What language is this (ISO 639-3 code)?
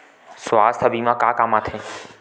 hne